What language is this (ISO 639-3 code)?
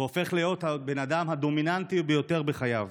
heb